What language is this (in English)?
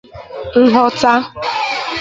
Igbo